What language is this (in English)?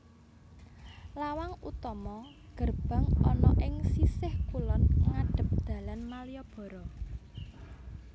Javanese